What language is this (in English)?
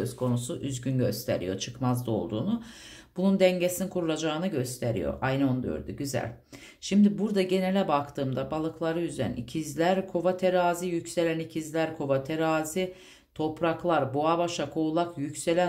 Turkish